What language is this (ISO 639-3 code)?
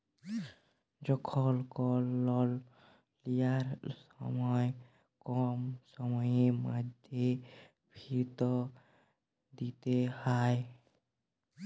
ben